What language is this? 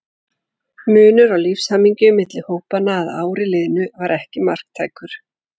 Icelandic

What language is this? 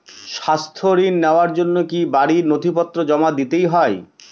Bangla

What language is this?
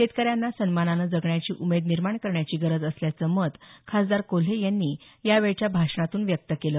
Marathi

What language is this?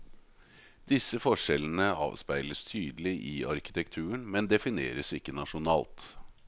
Norwegian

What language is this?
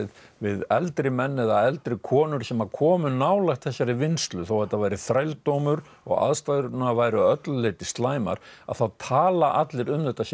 Icelandic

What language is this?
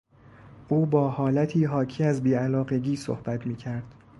Persian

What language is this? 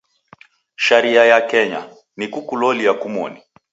Taita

